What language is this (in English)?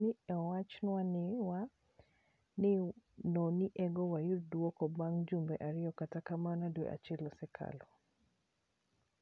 Luo (Kenya and Tanzania)